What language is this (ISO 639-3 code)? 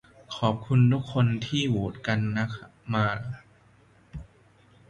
tha